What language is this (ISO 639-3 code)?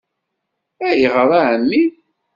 kab